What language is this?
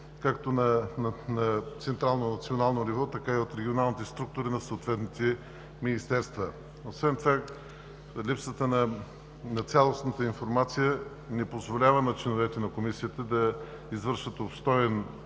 Bulgarian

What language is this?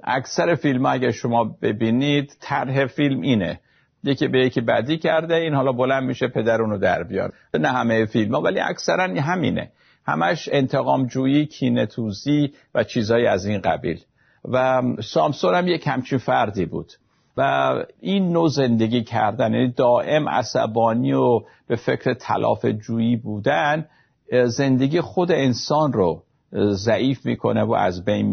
Persian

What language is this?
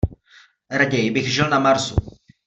Czech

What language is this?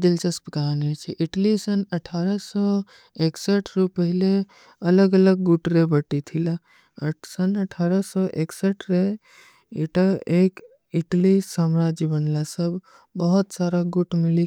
Kui (India)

